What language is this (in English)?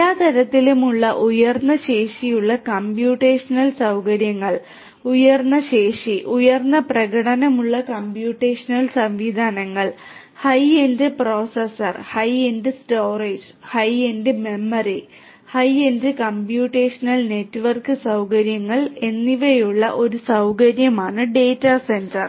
Malayalam